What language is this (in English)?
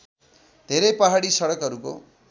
Nepali